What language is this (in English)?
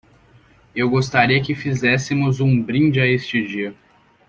Portuguese